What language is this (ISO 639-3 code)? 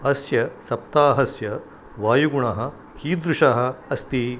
san